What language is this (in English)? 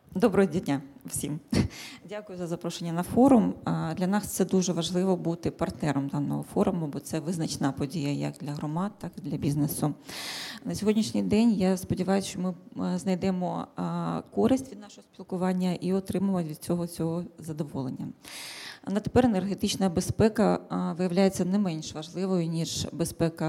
Ukrainian